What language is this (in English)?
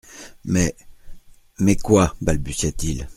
French